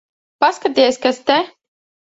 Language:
Latvian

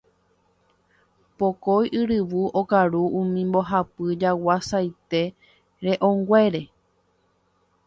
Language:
Guarani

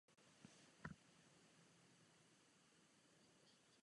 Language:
Czech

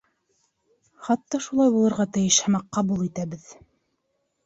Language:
Bashkir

